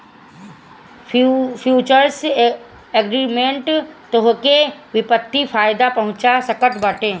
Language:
Bhojpuri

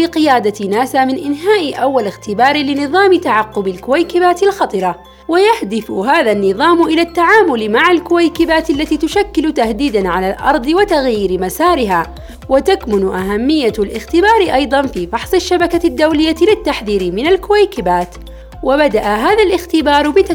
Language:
Arabic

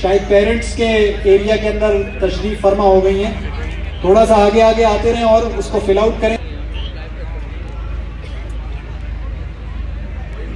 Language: Urdu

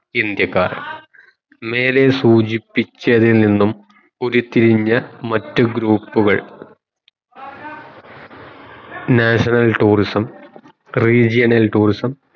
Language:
Malayalam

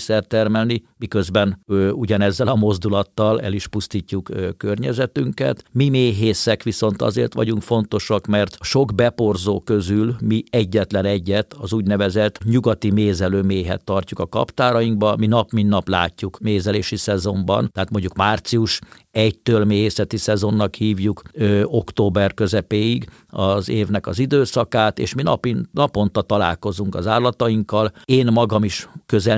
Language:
Hungarian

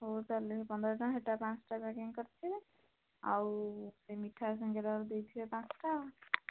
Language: Odia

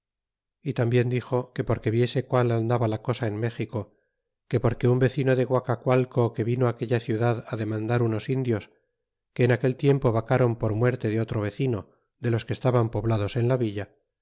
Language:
Spanish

